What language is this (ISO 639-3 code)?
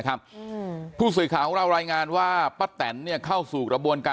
tha